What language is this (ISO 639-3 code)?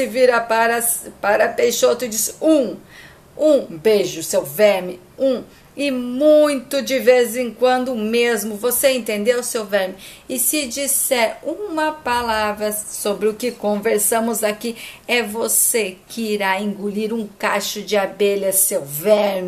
por